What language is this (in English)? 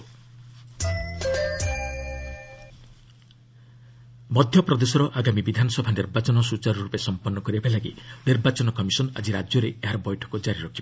Odia